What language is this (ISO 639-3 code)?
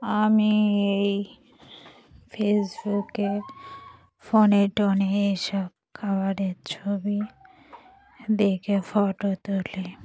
ben